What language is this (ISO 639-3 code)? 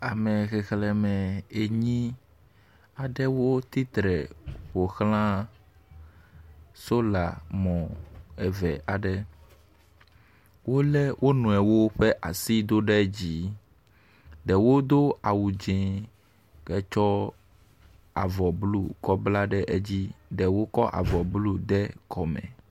ewe